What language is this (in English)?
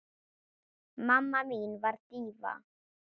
Icelandic